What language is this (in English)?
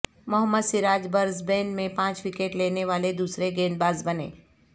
Urdu